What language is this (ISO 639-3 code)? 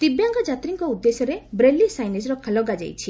ori